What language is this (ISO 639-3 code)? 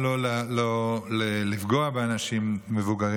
heb